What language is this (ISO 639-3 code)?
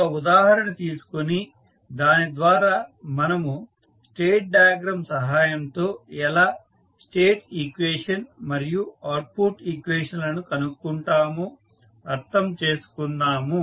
tel